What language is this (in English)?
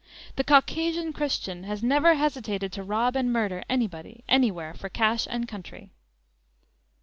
English